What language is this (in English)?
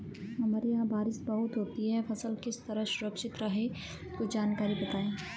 Hindi